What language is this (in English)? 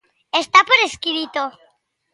Galician